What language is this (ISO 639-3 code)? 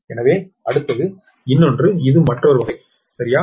tam